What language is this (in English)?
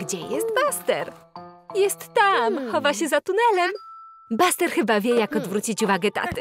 Polish